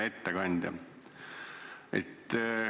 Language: Estonian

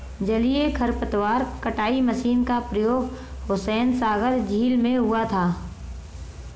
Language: Hindi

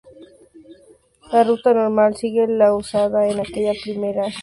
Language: Spanish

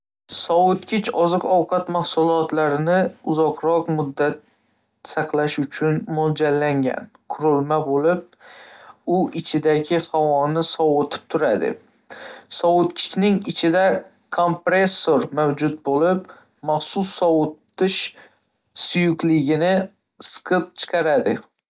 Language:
Uzbek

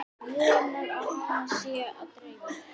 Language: Icelandic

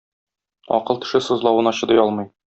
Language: Tatar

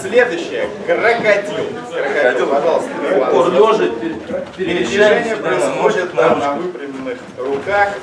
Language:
Russian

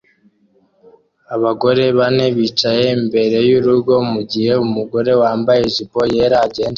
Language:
Kinyarwanda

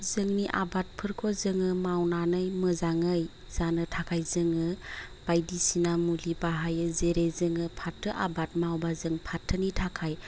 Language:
Bodo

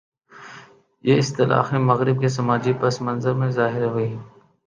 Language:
Urdu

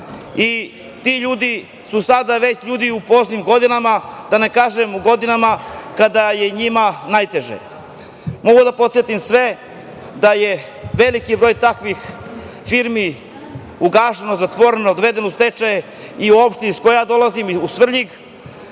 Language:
Serbian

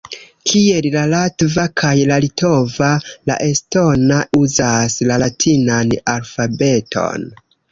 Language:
Esperanto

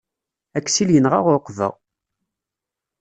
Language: Kabyle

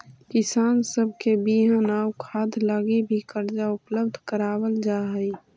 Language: Magahi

